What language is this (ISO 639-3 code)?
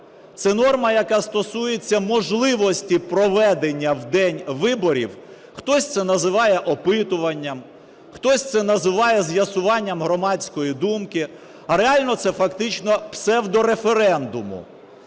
ukr